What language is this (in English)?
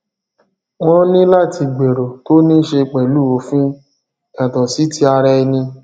Yoruba